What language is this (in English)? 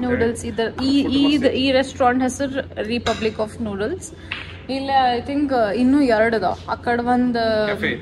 Kannada